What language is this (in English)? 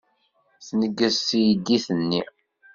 Kabyle